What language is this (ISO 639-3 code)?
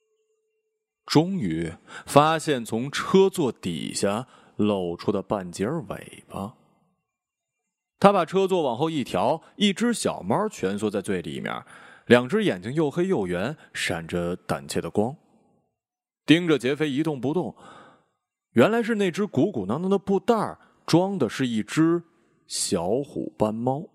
zho